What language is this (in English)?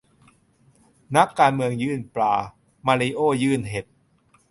Thai